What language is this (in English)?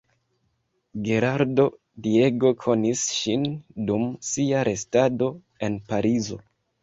Esperanto